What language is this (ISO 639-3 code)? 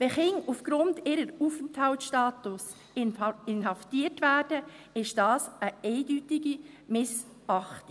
gsw